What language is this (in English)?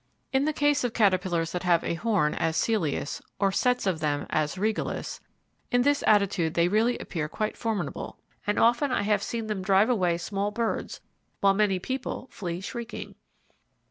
English